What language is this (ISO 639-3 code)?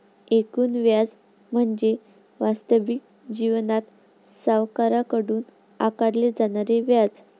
mar